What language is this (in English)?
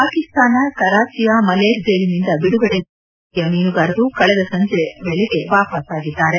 Kannada